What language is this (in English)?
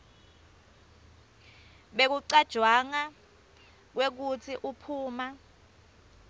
Swati